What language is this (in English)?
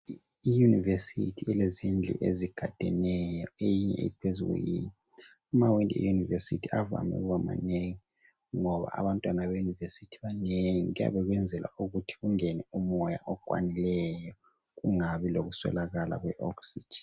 North Ndebele